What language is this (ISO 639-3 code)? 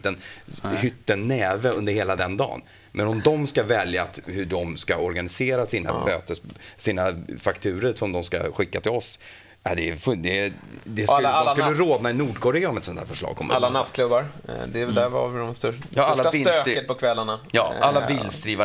swe